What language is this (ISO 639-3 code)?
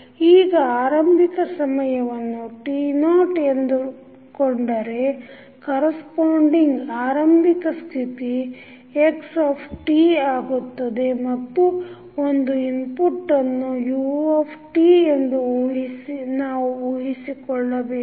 kan